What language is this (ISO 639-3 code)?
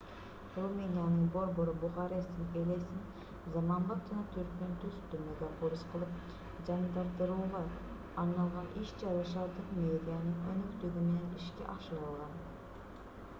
kir